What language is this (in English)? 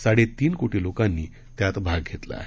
Marathi